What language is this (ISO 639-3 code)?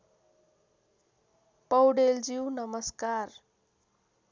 nep